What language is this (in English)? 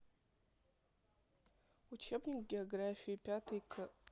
Russian